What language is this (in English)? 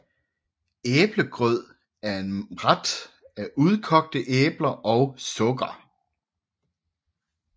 Danish